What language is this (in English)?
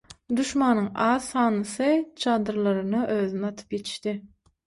Turkmen